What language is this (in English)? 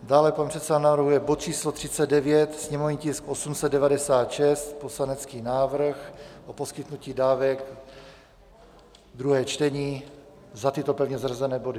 Czech